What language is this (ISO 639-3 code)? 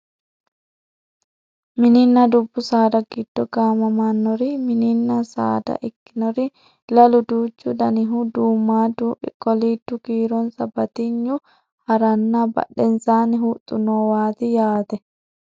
sid